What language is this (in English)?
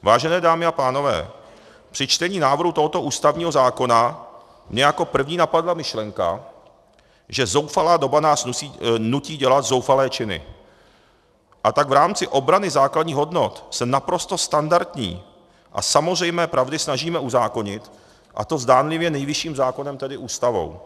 Czech